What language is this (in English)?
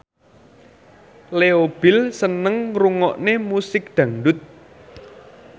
Javanese